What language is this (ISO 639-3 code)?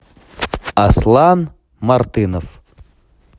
rus